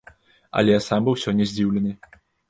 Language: Belarusian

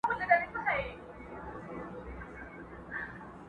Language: Pashto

